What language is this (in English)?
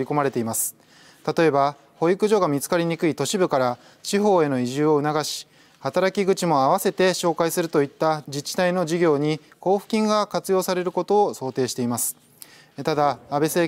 Japanese